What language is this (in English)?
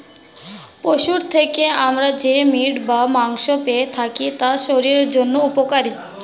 Bangla